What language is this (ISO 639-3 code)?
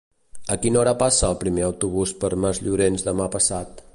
cat